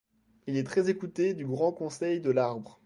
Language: French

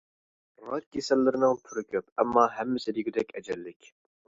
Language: Uyghur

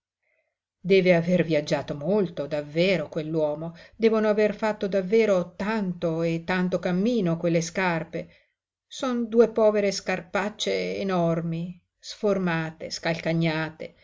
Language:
Italian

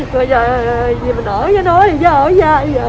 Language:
Vietnamese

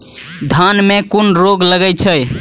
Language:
Maithili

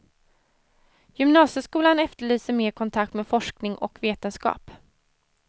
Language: Swedish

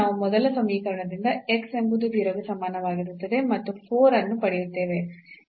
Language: Kannada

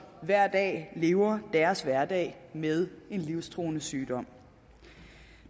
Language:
Danish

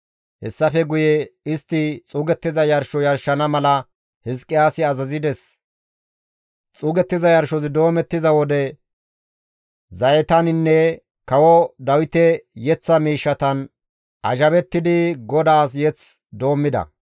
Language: Gamo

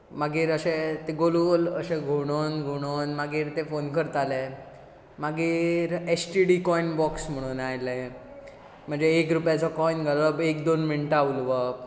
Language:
Konkani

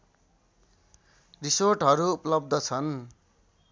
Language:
Nepali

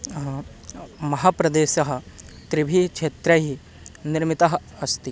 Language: Sanskrit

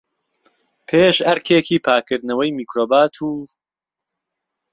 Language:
Central Kurdish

